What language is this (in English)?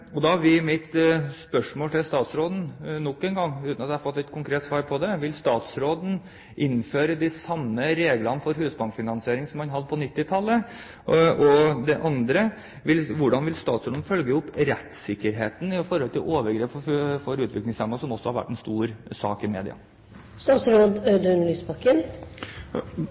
Norwegian Bokmål